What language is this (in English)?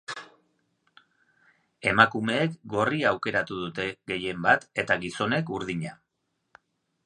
Basque